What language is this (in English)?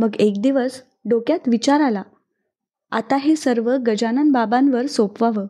Marathi